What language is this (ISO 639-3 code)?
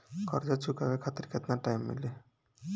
bho